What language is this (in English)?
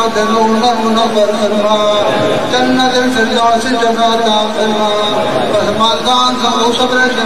Arabic